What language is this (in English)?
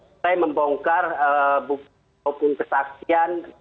Indonesian